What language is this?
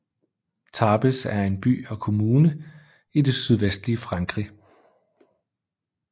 Danish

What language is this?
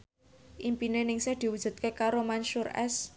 Javanese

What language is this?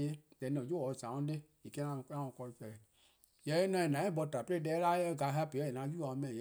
Eastern Krahn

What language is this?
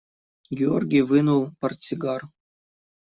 Russian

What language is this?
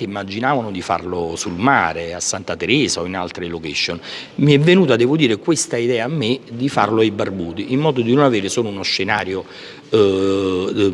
Italian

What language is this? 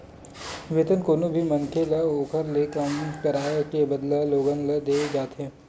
Chhattisgarhi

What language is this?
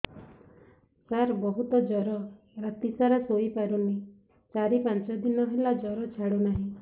Odia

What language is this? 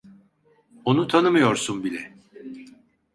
Turkish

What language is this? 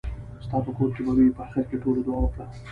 Pashto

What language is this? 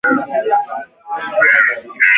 Swahili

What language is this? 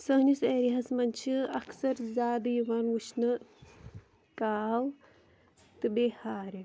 Kashmiri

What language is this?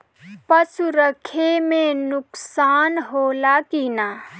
Bhojpuri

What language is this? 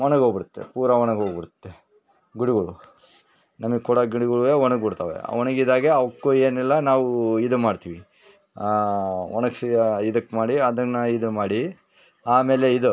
Kannada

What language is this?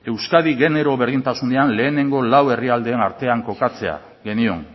Basque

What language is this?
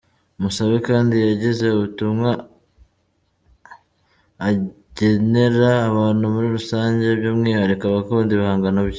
Kinyarwanda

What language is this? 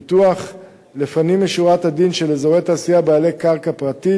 Hebrew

